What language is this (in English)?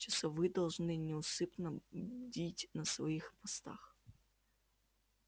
Russian